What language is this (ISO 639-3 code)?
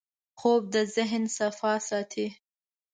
pus